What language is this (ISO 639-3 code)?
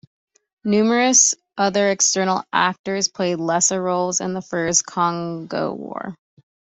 eng